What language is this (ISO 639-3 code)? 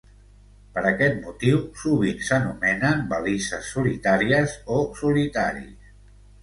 cat